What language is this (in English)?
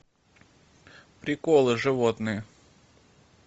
Russian